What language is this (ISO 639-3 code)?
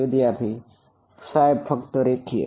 guj